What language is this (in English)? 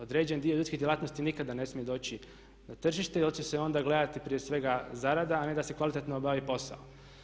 Croatian